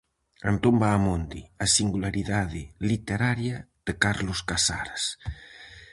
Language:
Galician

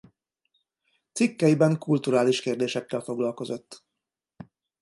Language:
Hungarian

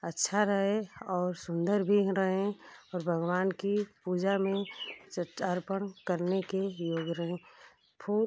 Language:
Hindi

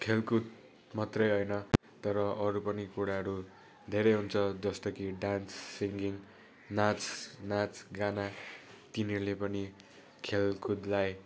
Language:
Nepali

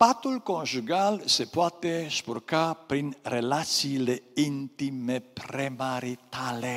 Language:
Romanian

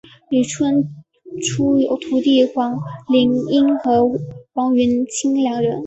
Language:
Chinese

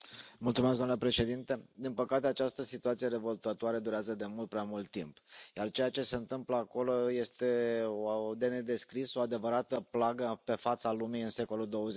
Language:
Romanian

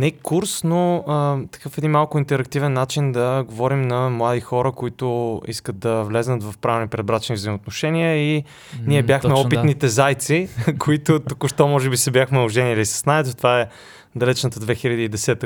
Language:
Bulgarian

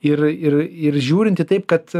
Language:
Lithuanian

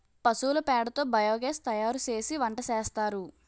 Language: Telugu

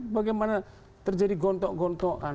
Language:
Indonesian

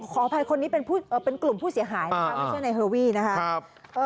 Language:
Thai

